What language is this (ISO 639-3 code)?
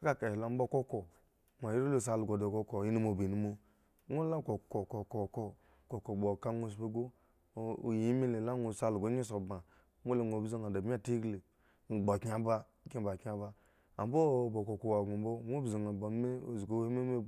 ego